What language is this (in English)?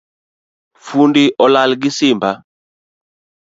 Luo (Kenya and Tanzania)